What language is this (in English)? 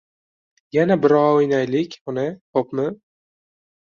Uzbek